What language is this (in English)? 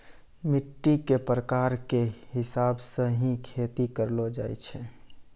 Maithili